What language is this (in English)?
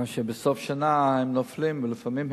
Hebrew